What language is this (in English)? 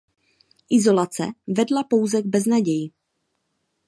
Czech